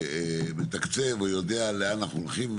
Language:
Hebrew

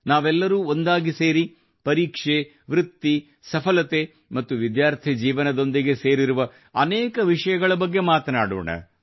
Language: Kannada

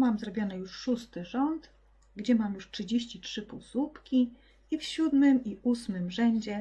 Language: Polish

